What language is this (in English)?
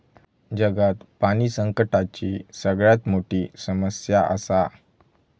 Marathi